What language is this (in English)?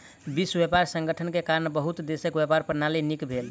Maithili